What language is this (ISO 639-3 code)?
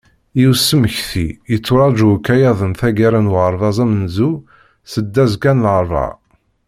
kab